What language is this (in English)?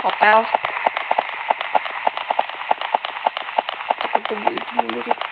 Indonesian